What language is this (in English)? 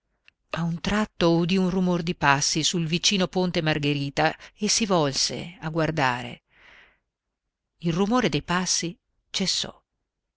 Italian